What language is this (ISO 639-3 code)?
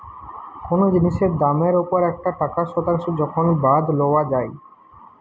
ben